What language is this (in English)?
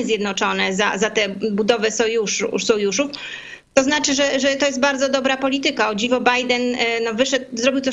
Polish